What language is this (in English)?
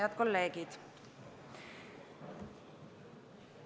Estonian